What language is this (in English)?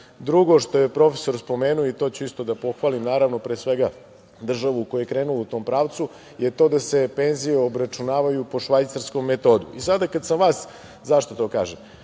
Serbian